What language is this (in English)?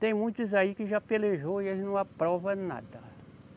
Portuguese